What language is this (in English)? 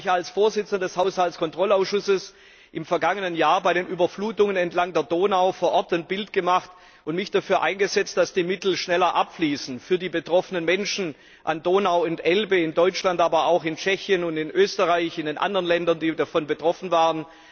German